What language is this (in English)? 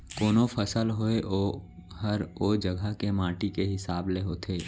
Chhattisgarhi